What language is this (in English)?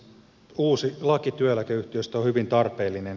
Finnish